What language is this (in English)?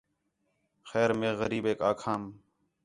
Khetrani